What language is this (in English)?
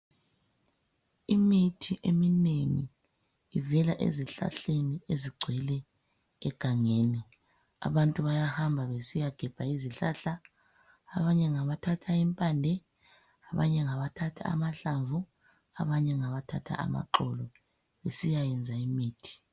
North Ndebele